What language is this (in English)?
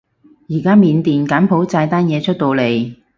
Cantonese